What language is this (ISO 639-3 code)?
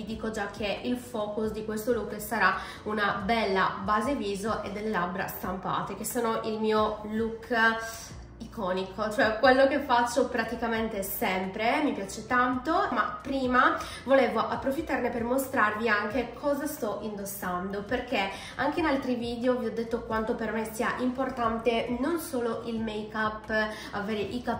ita